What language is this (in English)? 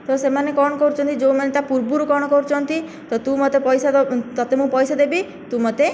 Odia